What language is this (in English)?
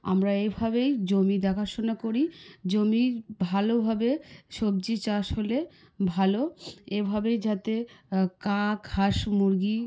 Bangla